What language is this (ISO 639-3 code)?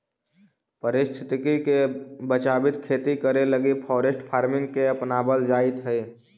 mag